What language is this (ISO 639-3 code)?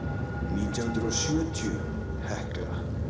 isl